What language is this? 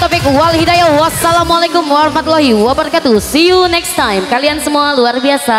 Indonesian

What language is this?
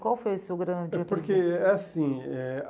Portuguese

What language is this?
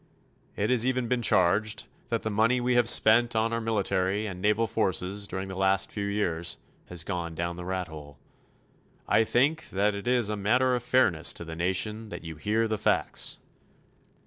English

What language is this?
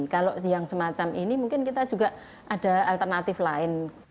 Indonesian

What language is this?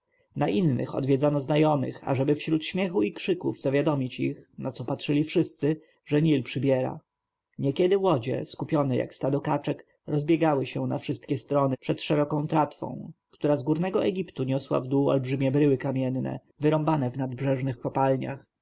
Polish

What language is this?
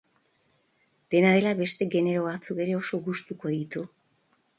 Basque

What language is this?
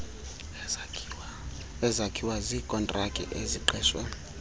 Xhosa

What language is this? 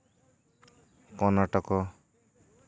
Santali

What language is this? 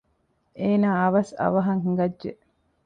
Divehi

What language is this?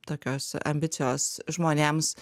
Lithuanian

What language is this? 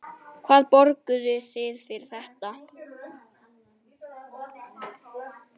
Icelandic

